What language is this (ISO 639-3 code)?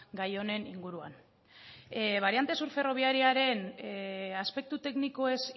eus